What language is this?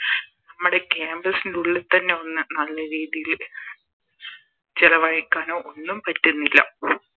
Malayalam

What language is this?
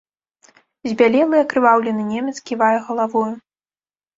Belarusian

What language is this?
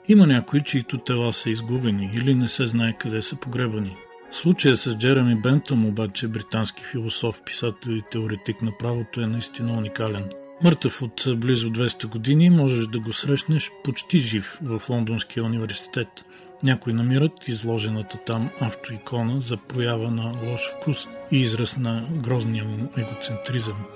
Bulgarian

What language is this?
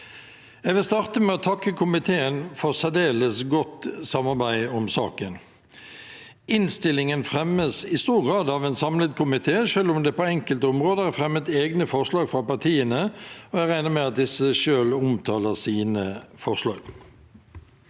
Norwegian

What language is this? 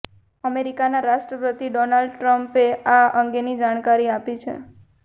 Gujarati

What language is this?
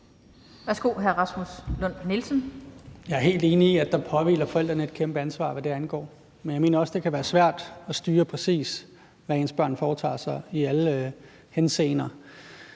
Danish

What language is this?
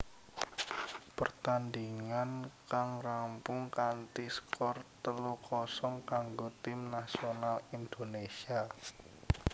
Javanese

